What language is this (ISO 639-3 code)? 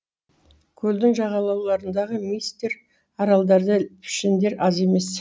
kaz